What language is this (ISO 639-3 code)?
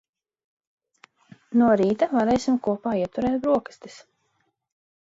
lav